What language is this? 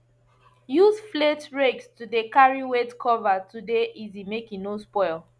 Nigerian Pidgin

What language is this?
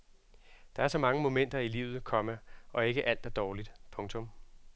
Danish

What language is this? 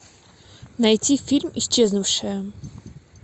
Russian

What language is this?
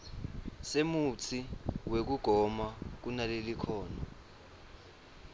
Swati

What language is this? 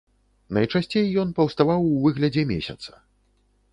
Belarusian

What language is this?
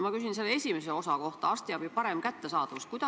Estonian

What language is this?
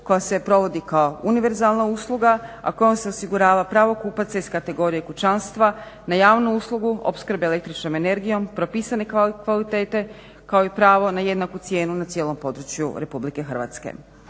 Croatian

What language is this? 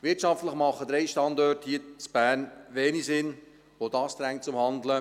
Swiss German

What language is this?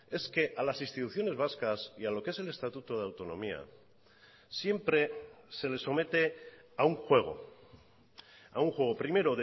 Spanish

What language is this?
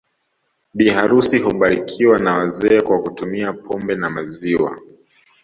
Swahili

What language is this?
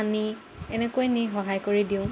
Assamese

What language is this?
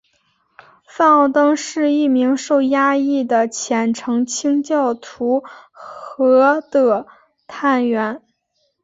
Chinese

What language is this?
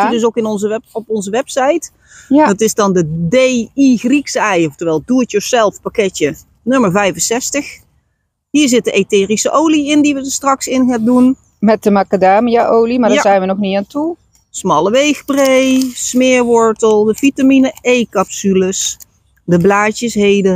Dutch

